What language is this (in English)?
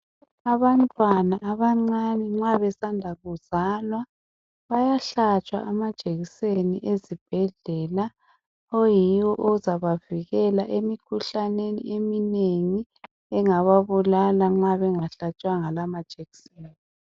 North Ndebele